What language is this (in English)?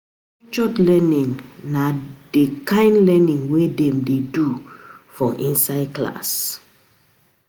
Nigerian Pidgin